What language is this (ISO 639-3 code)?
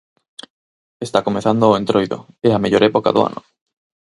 glg